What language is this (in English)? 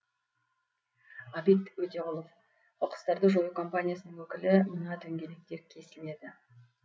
Kazakh